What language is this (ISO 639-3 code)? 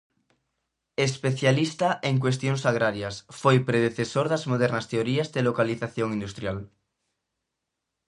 glg